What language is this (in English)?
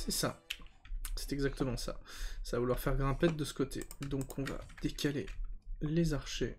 French